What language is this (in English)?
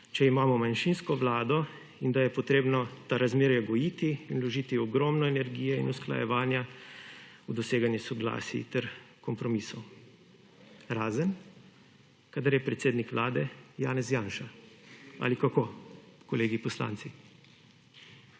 Slovenian